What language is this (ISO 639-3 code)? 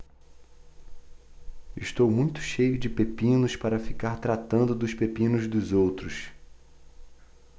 por